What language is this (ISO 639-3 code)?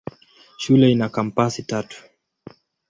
swa